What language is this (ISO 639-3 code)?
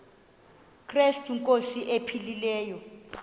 xho